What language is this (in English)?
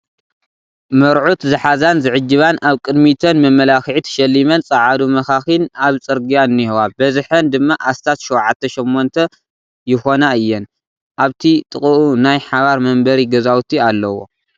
Tigrinya